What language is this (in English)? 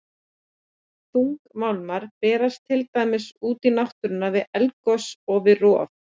Icelandic